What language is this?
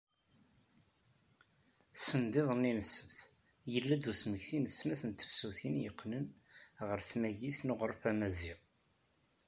Kabyle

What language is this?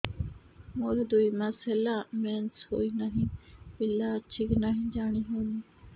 Odia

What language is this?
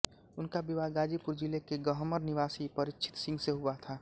Hindi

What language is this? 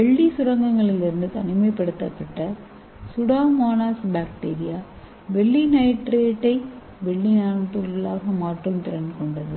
Tamil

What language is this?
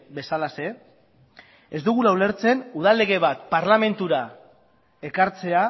Basque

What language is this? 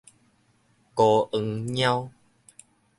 Min Nan Chinese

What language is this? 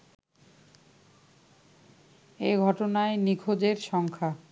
Bangla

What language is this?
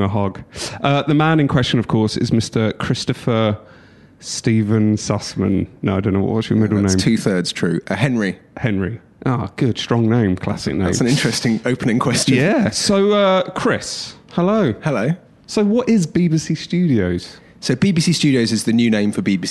English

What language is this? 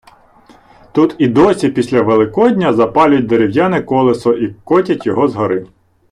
Ukrainian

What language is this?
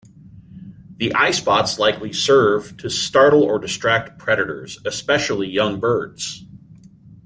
English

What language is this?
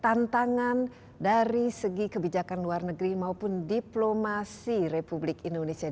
Indonesian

